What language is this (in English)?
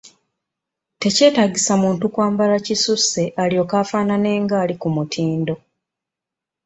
Ganda